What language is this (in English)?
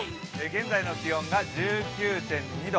Japanese